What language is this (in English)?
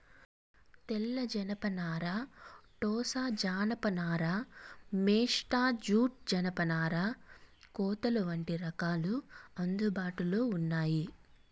Telugu